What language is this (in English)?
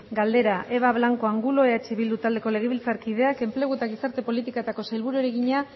Basque